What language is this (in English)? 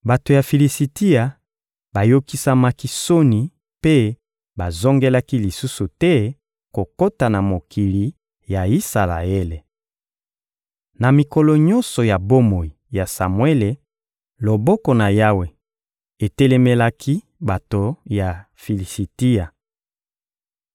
Lingala